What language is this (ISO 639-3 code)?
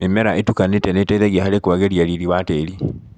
kik